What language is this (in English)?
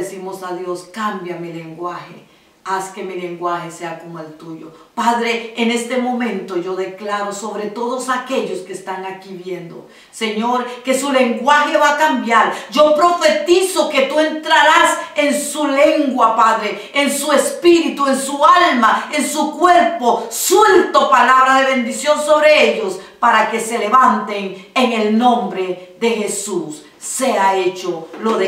Spanish